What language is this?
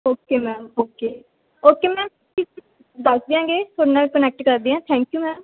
Punjabi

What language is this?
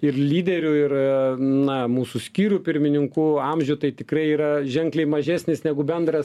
Lithuanian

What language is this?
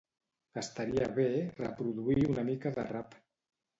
Catalan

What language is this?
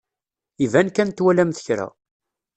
Kabyle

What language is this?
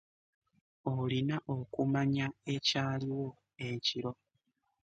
Ganda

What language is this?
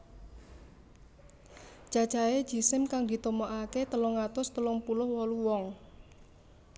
Javanese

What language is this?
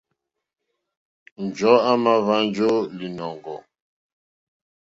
Mokpwe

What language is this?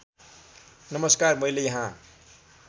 Nepali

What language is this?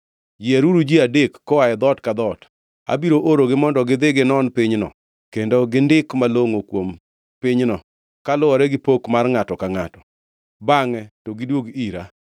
Luo (Kenya and Tanzania)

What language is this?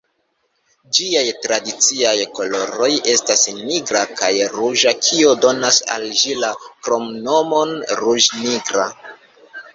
Esperanto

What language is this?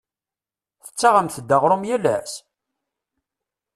Kabyle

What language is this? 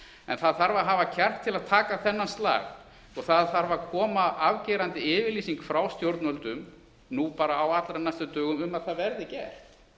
Icelandic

